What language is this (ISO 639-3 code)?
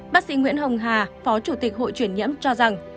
vie